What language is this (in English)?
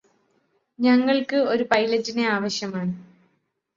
Malayalam